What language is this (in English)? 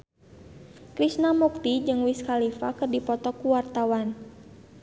Sundanese